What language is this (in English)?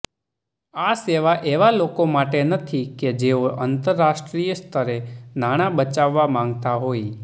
Gujarati